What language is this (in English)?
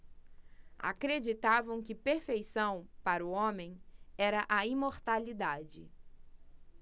Portuguese